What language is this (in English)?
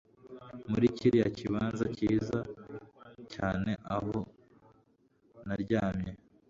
Kinyarwanda